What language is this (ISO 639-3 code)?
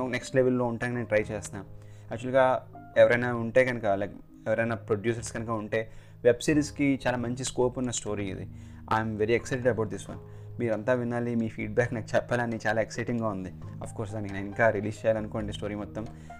tel